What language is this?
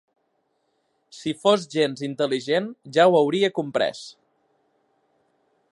Catalan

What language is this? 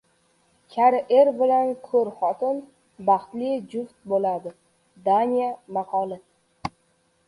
Uzbek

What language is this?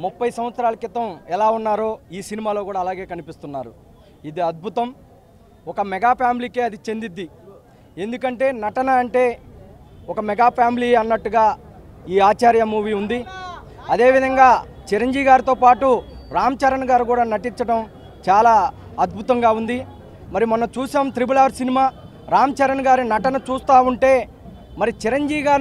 Hindi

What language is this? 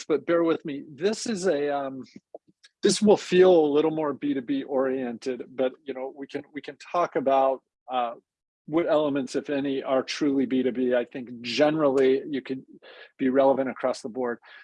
English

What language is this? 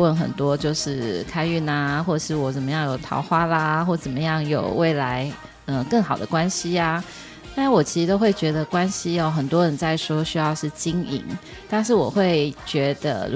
Chinese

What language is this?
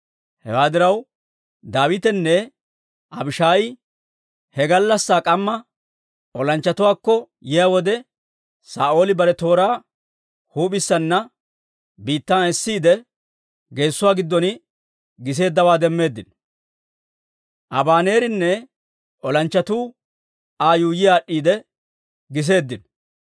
Dawro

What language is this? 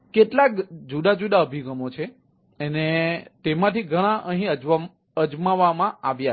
Gujarati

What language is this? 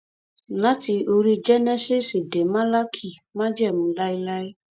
Yoruba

